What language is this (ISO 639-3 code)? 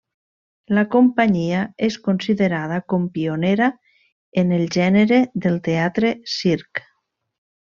cat